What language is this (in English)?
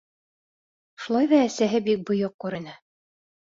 Bashkir